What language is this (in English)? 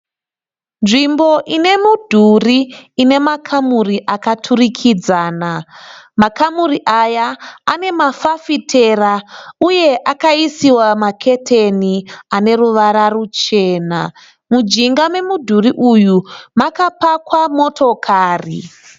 Shona